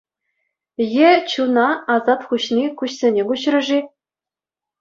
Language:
Chuvash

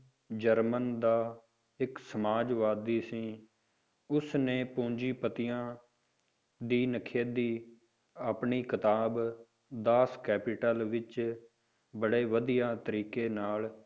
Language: Punjabi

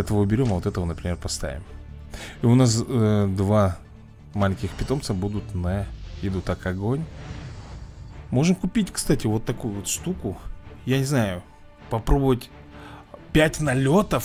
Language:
Russian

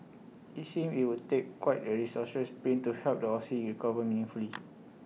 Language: English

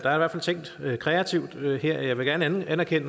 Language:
Danish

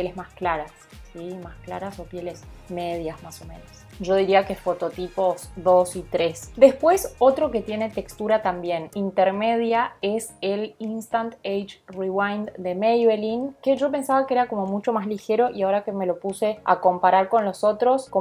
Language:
Spanish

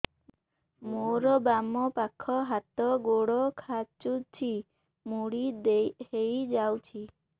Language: Odia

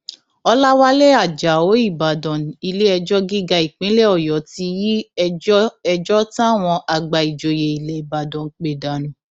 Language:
Yoruba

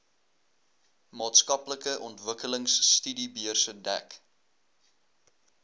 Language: Afrikaans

